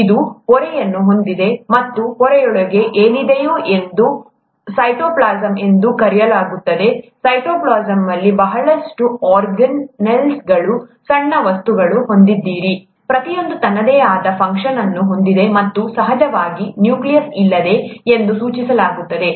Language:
Kannada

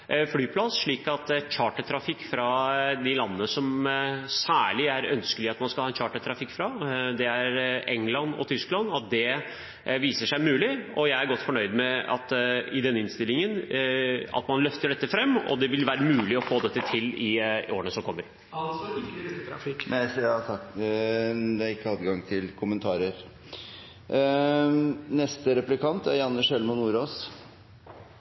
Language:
Norwegian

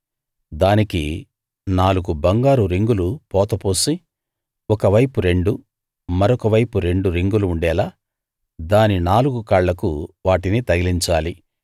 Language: Telugu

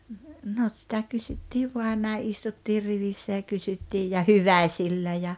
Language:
Finnish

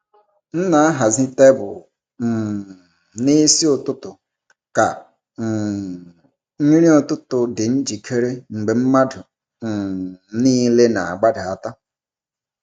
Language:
Igbo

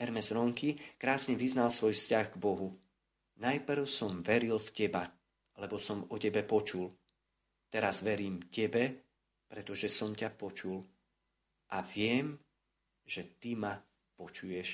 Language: Slovak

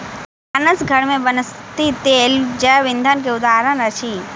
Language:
Maithili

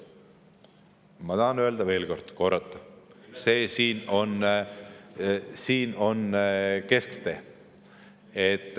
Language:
Estonian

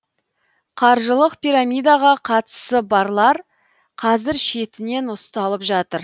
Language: Kazakh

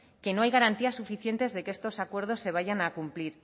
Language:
Spanish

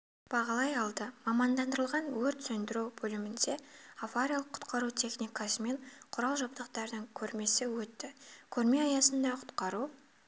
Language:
Kazakh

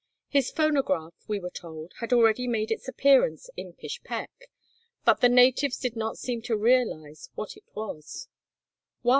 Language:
English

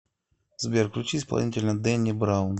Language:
Russian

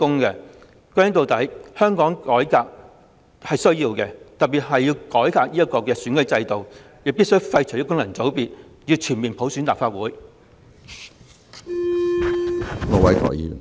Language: Cantonese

